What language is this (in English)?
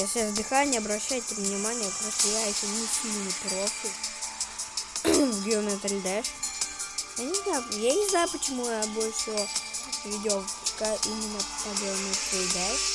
Russian